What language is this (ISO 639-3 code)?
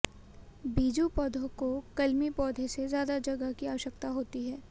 hin